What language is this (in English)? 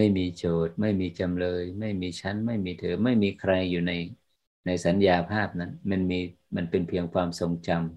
Thai